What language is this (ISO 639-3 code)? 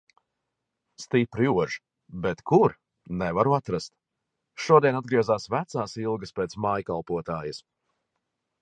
lav